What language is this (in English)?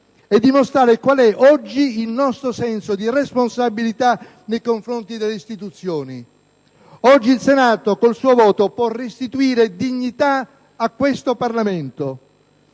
Italian